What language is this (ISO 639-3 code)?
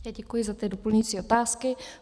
ces